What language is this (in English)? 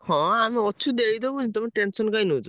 Odia